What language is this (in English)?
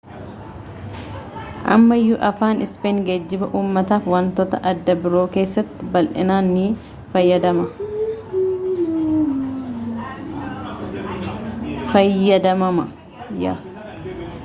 Oromo